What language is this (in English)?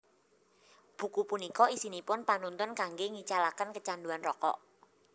Javanese